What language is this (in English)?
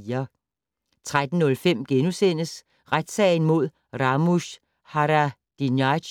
Danish